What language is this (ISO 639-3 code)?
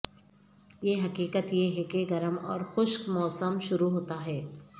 urd